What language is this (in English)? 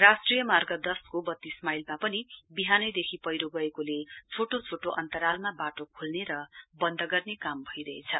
Nepali